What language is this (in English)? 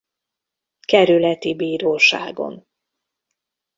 Hungarian